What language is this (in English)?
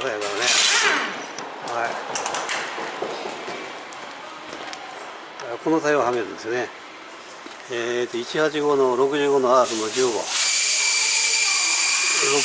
Japanese